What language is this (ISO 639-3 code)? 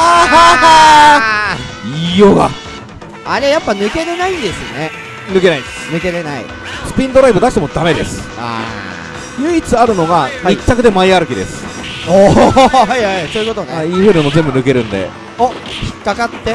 jpn